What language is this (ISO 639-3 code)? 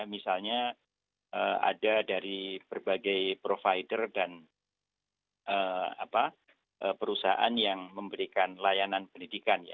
ind